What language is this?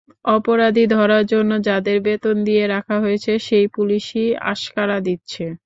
Bangla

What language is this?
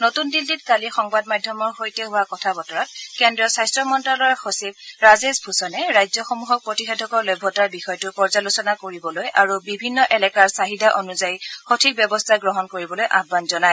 Assamese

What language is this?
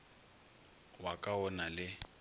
Northern Sotho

